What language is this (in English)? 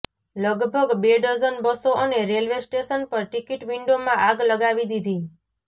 Gujarati